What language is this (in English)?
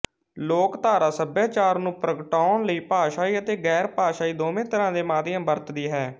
Punjabi